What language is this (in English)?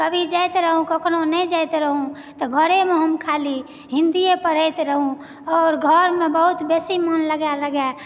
Maithili